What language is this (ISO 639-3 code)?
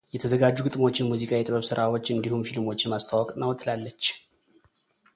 amh